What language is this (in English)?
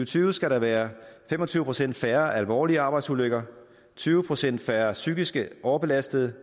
Danish